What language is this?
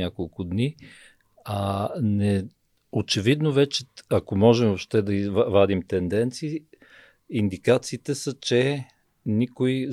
Bulgarian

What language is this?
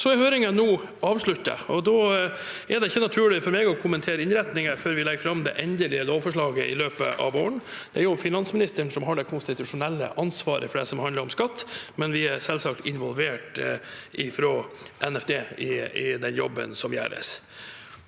Norwegian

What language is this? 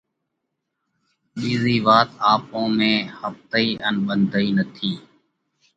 Parkari Koli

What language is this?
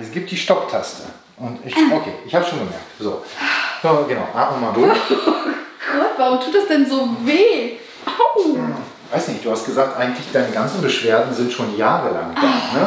German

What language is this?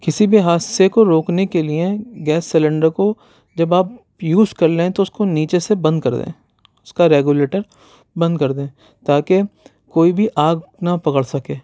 Urdu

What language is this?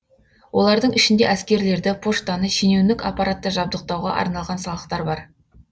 Kazakh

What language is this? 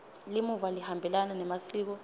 Swati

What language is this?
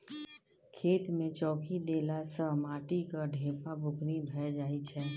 Maithili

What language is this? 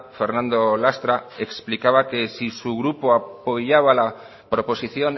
Spanish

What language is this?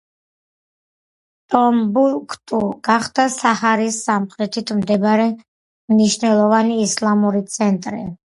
Georgian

